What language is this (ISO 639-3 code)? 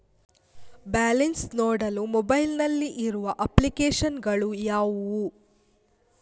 kan